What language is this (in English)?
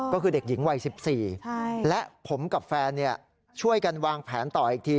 Thai